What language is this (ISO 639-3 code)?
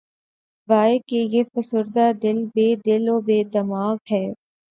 urd